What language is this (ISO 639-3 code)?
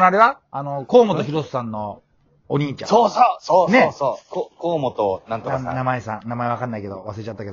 jpn